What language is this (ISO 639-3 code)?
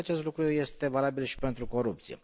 ron